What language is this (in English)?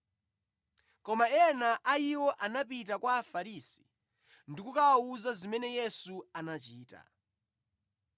Nyanja